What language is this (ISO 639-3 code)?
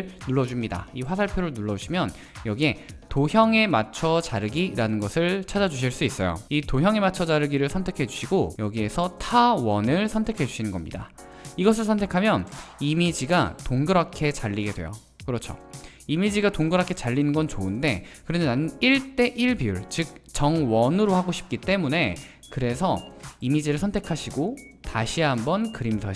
kor